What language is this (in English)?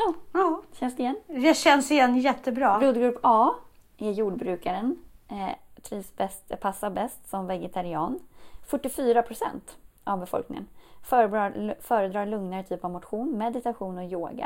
Swedish